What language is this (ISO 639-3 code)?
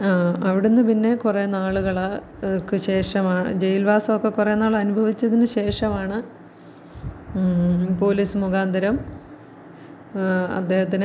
mal